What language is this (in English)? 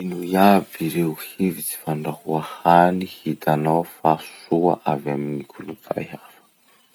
Masikoro Malagasy